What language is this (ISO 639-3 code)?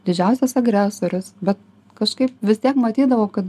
lit